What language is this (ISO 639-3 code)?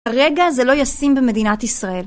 heb